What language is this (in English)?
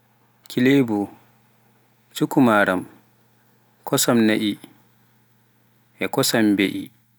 Pular